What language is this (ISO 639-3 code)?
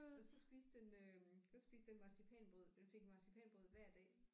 dan